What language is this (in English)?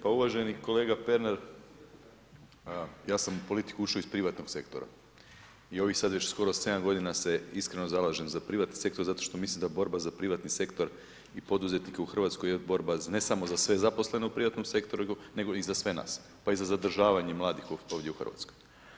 Croatian